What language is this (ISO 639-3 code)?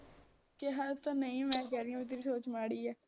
pan